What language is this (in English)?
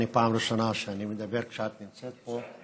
Hebrew